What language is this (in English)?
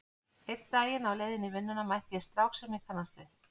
Icelandic